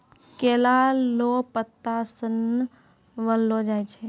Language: Maithili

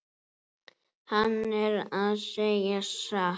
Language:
Icelandic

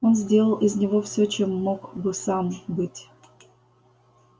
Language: Russian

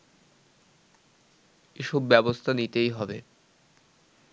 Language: Bangla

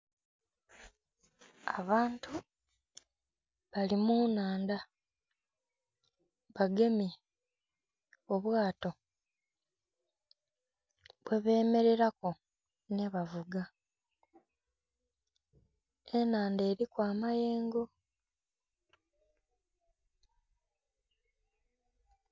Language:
Soga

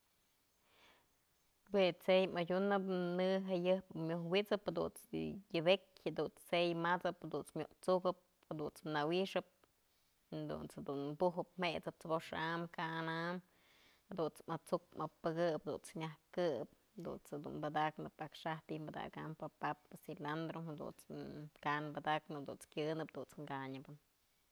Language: Mazatlán Mixe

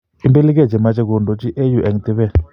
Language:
Kalenjin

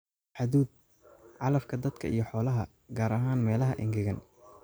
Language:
Somali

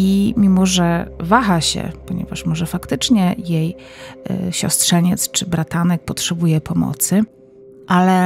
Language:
Polish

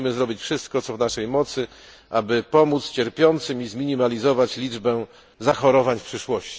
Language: Polish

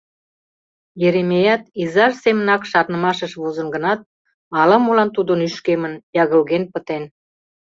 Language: Mari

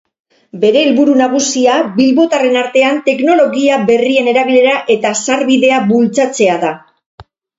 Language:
Basque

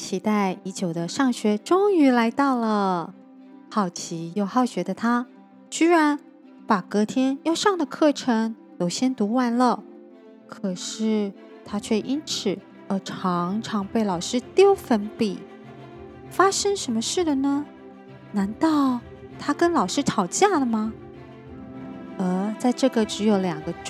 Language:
Chinese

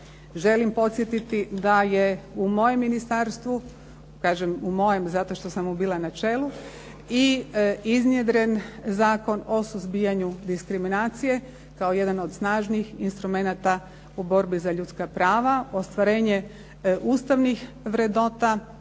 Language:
Croatian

